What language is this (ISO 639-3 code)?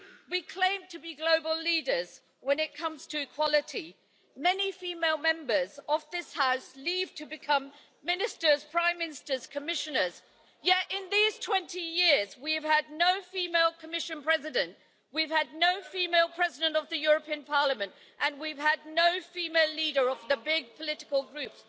eng